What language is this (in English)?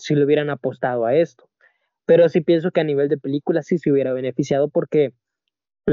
Spanish